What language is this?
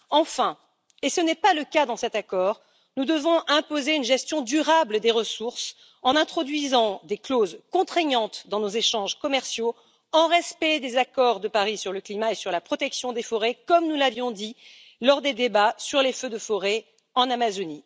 French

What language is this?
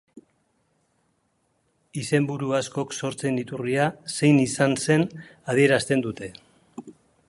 Basque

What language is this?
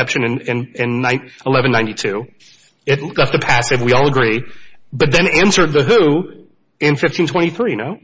English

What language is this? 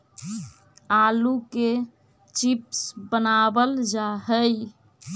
Magahi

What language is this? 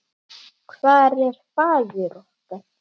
Icelandic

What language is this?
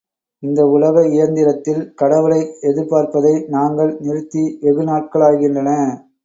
Tamil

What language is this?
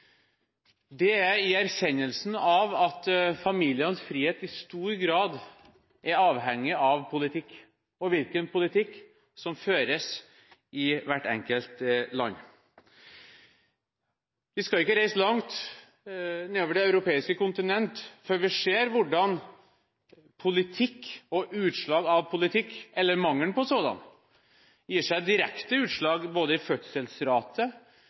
Norwegian Bokmål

